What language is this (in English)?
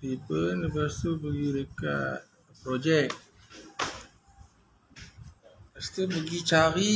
Malay